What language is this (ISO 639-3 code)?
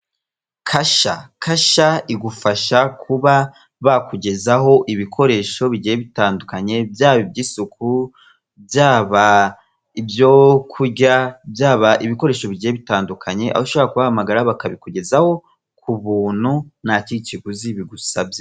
kin